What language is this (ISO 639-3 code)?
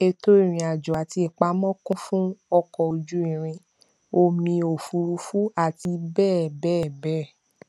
yor